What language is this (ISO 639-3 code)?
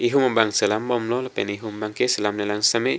mjw